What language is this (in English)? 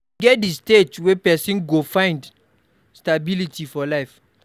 Nigerian Pidgin